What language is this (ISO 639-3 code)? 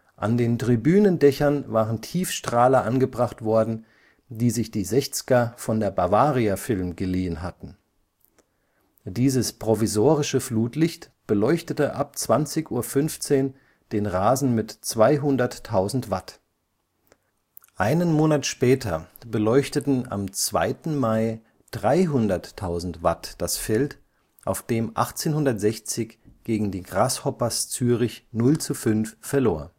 deu